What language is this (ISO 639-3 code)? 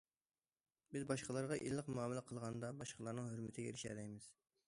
uig